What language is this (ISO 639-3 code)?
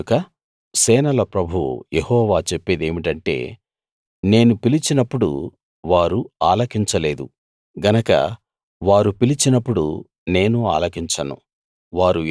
tel